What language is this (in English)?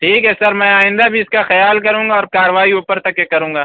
Urdu